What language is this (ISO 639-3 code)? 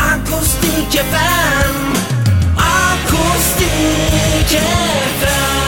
tur